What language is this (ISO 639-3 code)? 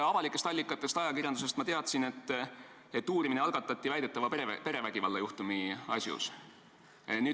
est